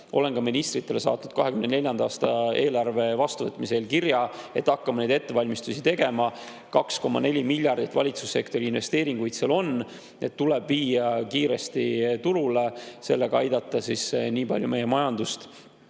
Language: Estonian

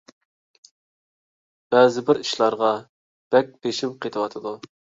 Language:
Uyghur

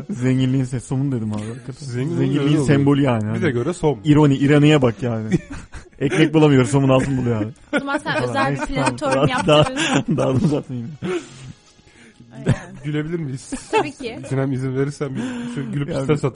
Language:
Turkish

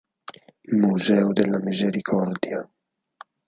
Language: Italian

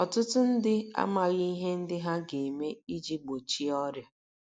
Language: Igbo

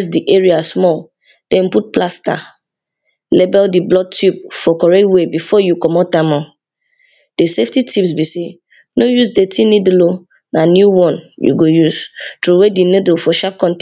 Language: Nigerian Pidgin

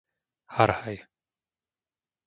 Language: Slovak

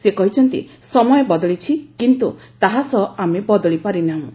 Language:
Odia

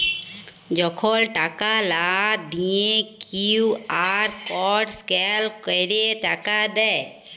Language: Bangla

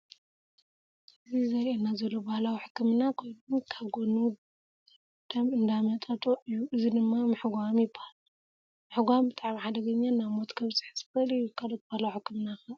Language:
Tigrinya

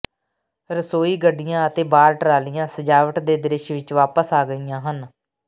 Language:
Punjabi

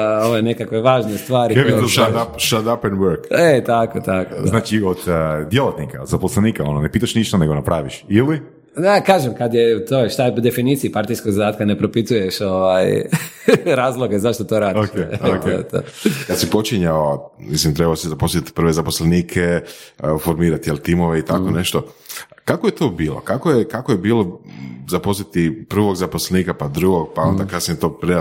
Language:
Croatian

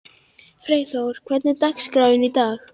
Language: Icelandic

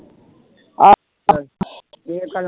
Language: Punjabi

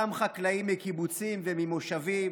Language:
Hebrew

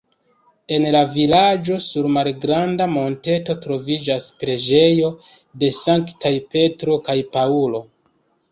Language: Esperanto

